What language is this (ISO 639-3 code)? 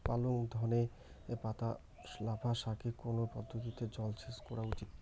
ben